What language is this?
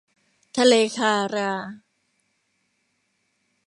Thai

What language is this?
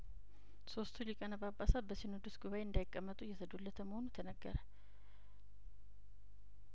Amharic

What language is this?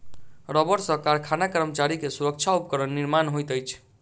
Maithili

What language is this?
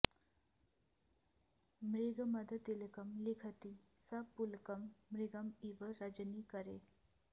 Sanskrit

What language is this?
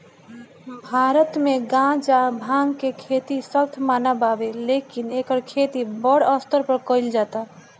Bhojpuri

